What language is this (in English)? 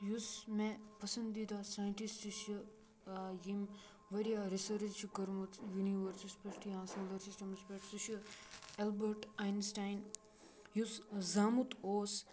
Kashmiri